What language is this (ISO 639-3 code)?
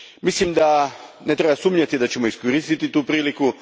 hrv